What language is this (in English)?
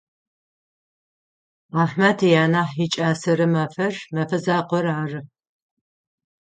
Adyghe